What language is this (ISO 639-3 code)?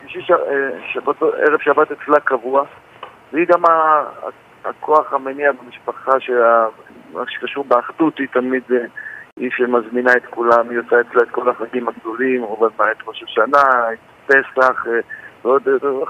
heb